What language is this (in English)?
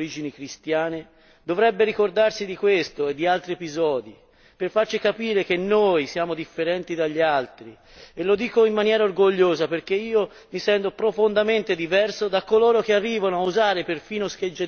Italian